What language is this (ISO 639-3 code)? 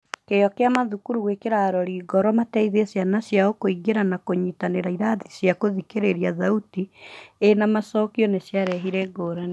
kik